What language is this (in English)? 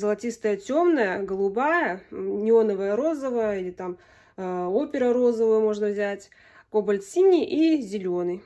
Russian